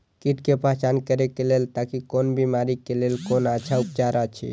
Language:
Maithili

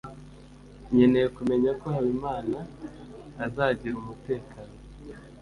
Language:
Kinyarwanda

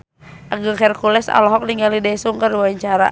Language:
Sundanese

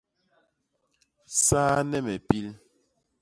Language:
Basaa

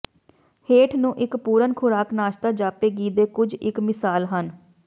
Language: Punjabi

